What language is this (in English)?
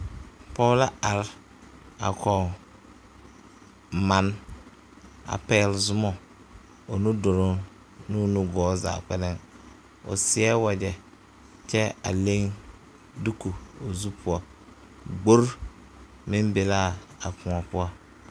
Southern Dagaare